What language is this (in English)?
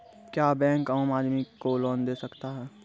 Maithili